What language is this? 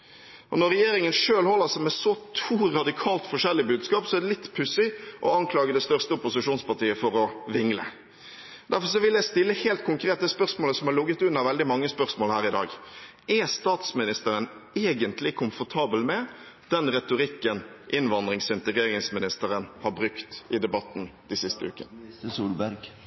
Norwegian Bokmål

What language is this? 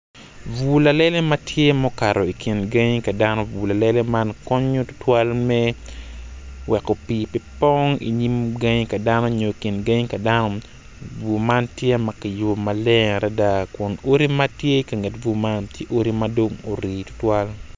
Acoli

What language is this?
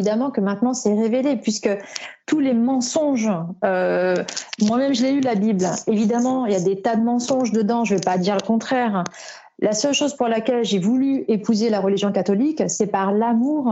French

